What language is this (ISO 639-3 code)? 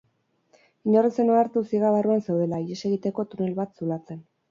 eus